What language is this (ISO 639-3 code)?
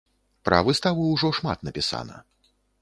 bel